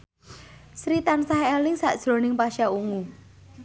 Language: Javanese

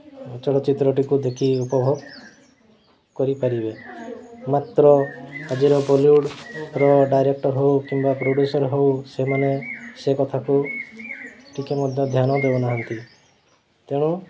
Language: Odia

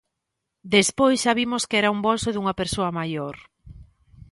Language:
Galician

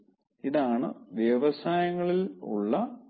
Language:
Malayalam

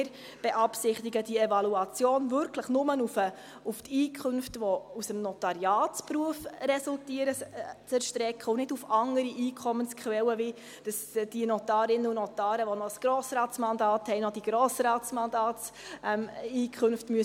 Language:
Swiss German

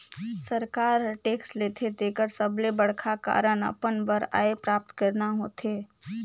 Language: Chhattisgarhi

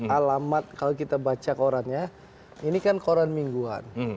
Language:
Indonesian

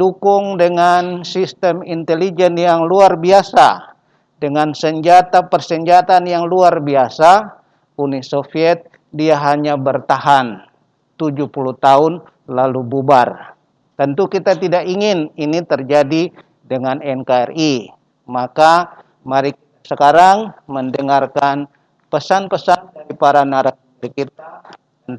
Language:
Indonesian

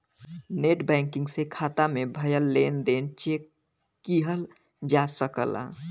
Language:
Bhojpuri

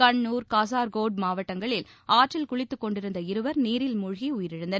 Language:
Tamil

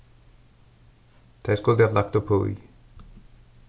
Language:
Faroese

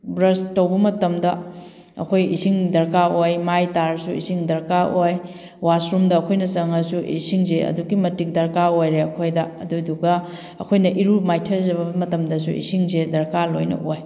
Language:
Manipuri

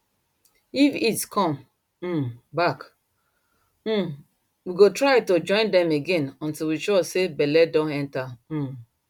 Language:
Nigerian Pidgin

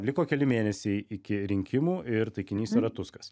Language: Lithuanian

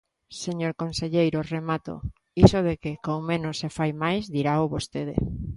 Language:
Galician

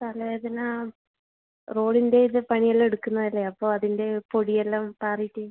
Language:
Malayalam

